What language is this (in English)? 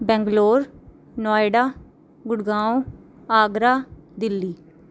Punjabi